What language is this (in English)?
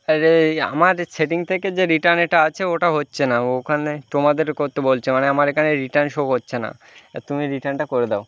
Bangla